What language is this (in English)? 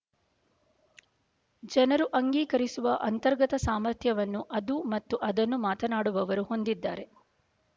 Kannada